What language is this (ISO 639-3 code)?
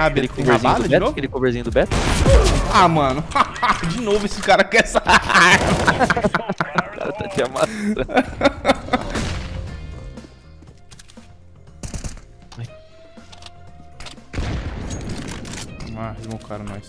por